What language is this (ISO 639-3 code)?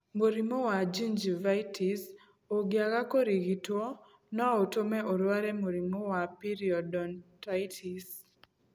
kik